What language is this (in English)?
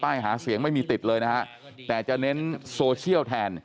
Thai